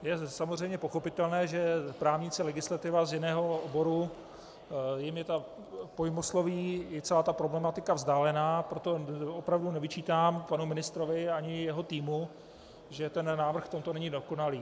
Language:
Czech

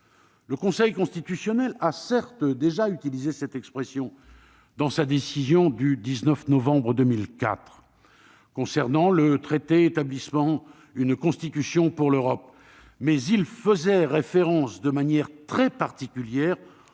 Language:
French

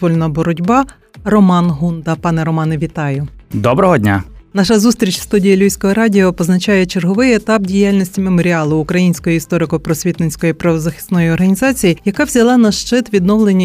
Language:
Ukrainian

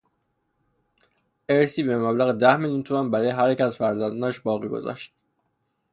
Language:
Persian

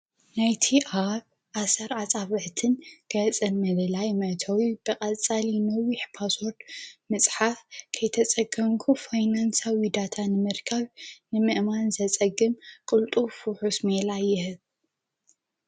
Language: Tigrinya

